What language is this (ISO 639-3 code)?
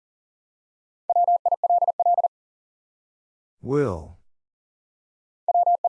eng